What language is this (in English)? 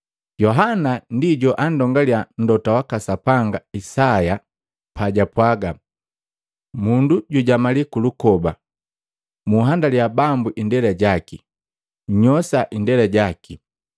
Matengo